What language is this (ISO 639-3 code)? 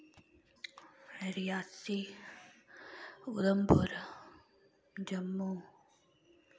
doi